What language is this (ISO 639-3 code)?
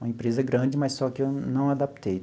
por